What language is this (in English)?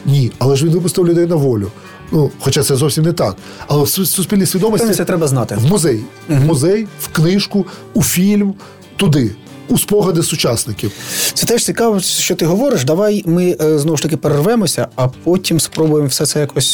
Ukrainian